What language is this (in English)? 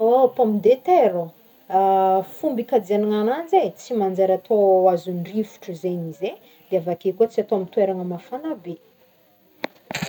Northern Betsimisaraka Malagasy